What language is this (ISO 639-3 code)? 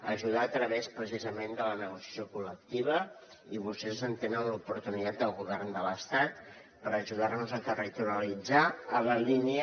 cat